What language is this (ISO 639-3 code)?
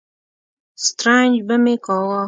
pus